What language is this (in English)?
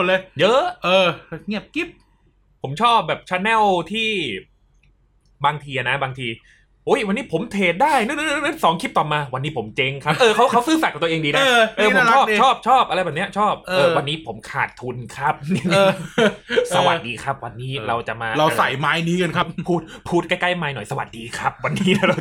Thai